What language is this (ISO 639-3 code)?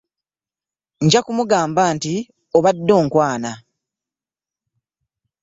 lug